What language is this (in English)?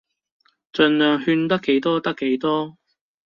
Cantonese